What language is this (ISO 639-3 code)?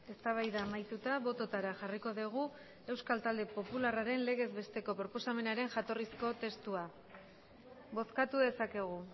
eus